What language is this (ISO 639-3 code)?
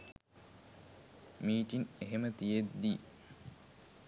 sin